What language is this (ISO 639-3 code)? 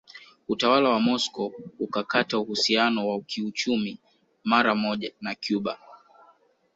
swa